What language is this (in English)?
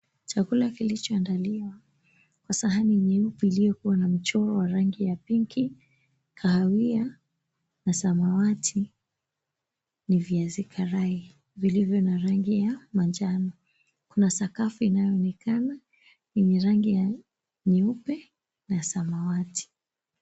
Swahili